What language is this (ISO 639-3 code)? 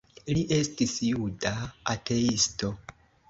epo